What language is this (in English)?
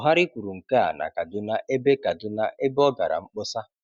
Igbo